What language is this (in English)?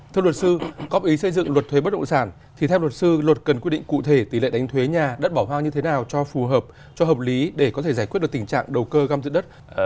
Vietnamese